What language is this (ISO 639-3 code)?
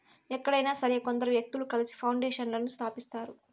tel